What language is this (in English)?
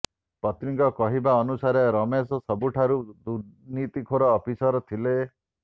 Odia